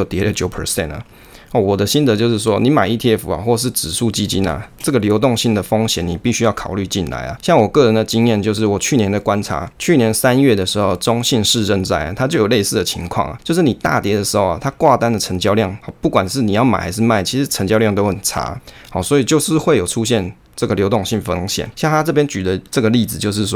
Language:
Chinese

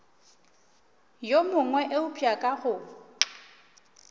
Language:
Northern Sotho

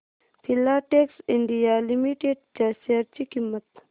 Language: Marathi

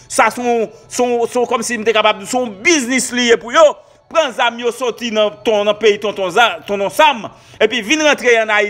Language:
French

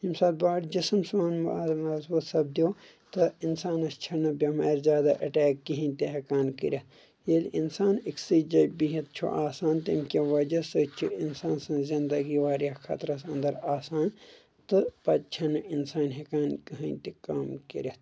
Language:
Kashmiri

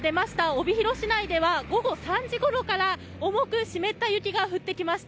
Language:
Japanese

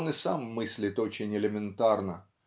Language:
Russian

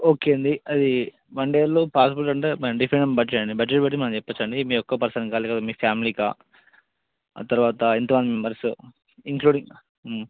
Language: Telugu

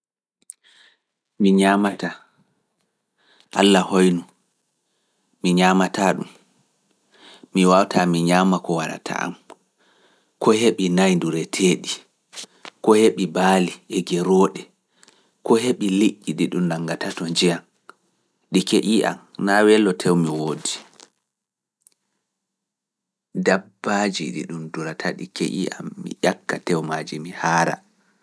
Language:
Fula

